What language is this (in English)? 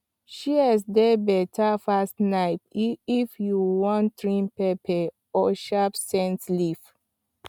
Nigerian Pidgin